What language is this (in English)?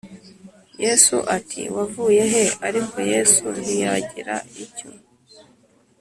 Kinyarwanda